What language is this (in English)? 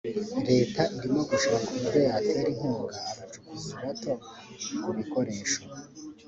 Kinyarwanda